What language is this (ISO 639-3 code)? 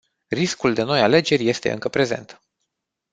ron